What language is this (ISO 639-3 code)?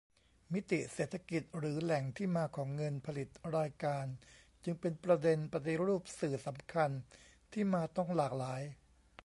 tha